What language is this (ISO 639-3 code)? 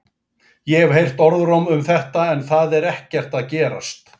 isl